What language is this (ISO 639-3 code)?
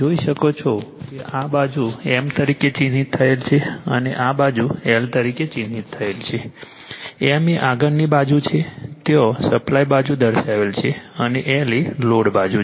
guj